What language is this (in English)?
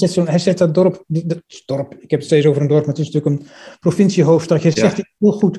Dutch